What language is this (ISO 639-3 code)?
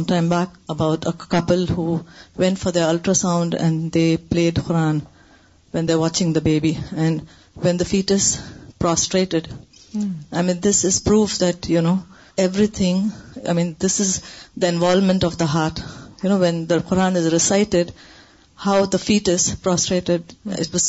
urd